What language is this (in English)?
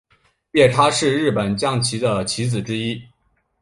Chinese